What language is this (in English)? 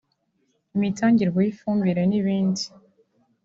Kinyarwanda